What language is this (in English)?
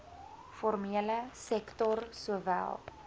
Afrikaans